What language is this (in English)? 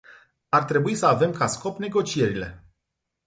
Romanian